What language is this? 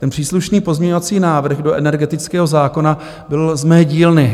Czech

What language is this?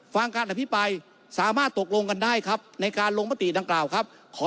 Thai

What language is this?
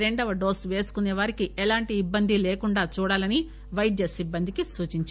Telugu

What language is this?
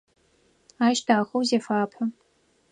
Adyghe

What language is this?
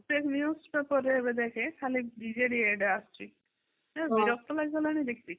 Odia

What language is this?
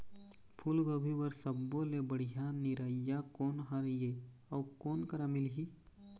Chhattisgarhi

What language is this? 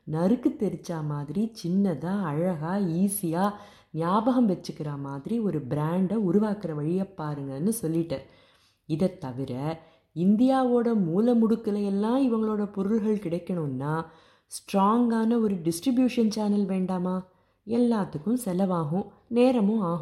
Tamil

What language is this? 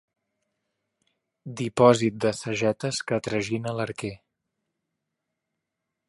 Catalan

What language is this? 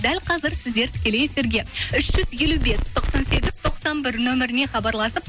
Kazakh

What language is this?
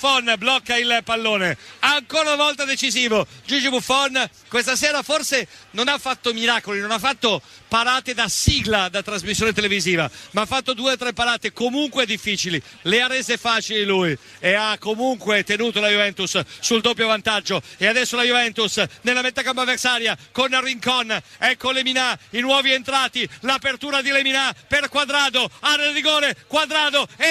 Italian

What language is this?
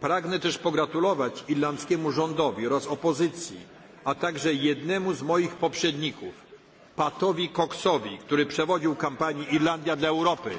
Polish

